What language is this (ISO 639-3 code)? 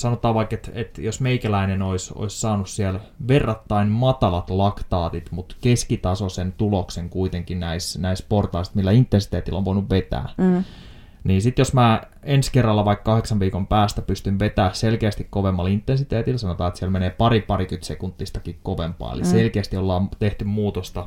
fin